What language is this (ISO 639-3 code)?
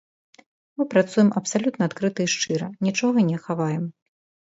bel